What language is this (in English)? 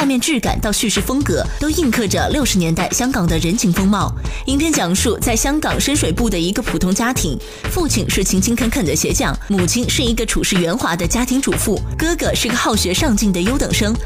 Chinese